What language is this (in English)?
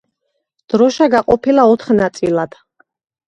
Georgian